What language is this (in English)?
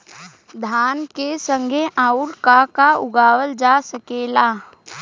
Bhojpuri